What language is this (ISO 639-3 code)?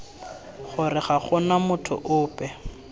tsn